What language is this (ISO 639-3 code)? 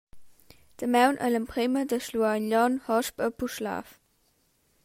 roh